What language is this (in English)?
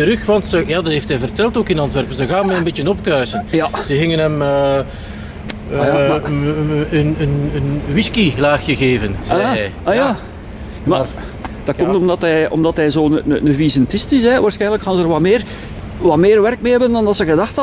Dutch